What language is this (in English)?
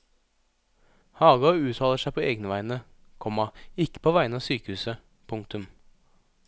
Norwegian